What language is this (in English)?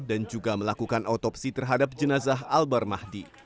Indonesian